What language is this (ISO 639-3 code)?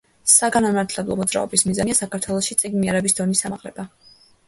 kat